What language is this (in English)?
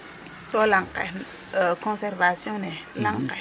Serer